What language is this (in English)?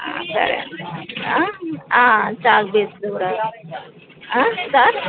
Telugu